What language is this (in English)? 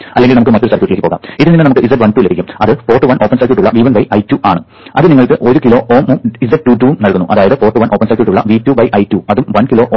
Malayalam